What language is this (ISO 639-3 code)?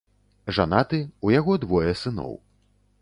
bel